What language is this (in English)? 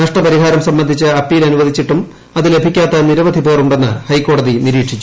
Malayalam